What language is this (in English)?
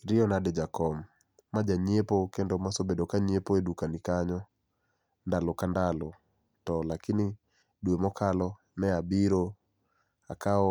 Luo (Kenya and Tanzania)